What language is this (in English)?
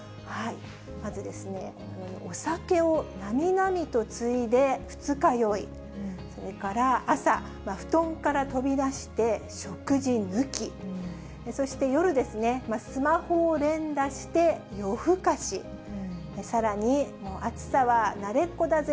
Japanese